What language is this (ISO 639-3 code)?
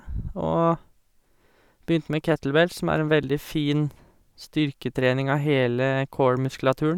nor